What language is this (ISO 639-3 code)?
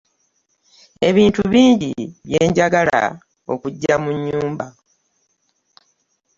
lug